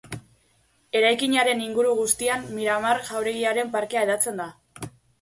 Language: Basque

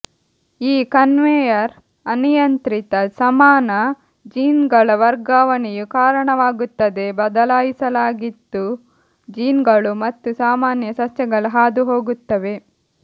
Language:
Kannada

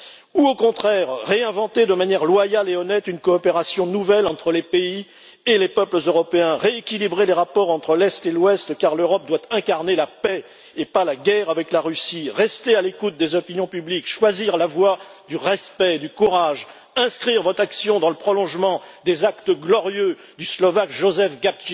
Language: French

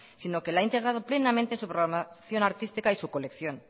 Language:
Spanish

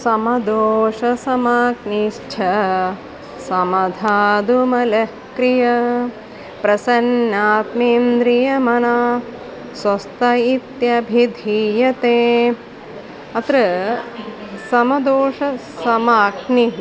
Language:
Sanskrit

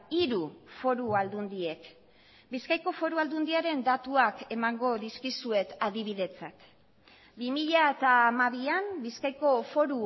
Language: Basque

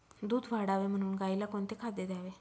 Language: Marathi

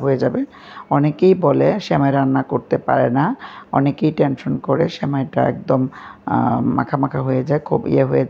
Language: Bangla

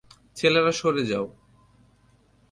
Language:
Bangla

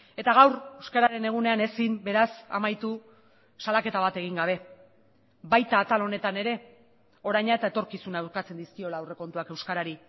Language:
Basque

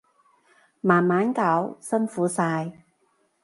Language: Cantonese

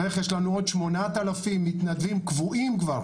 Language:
Hebrew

